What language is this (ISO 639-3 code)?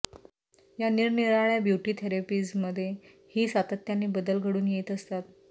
mar